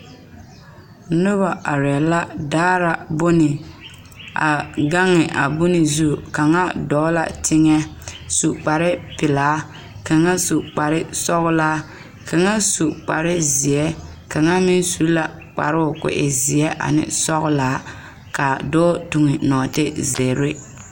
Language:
Southern Dagaare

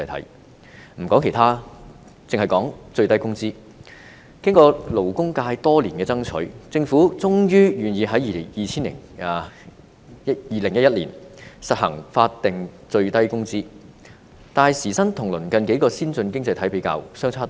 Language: Cantonese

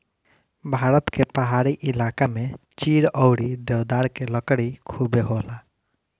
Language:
Bhojpuri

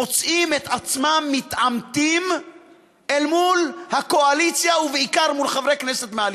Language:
Hebrew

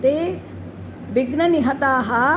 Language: Sanskrit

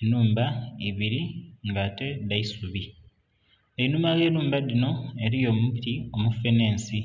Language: Soga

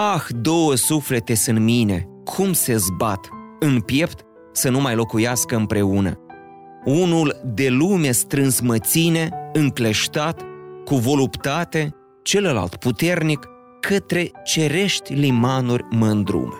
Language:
Romanian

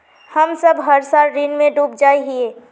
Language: Magahi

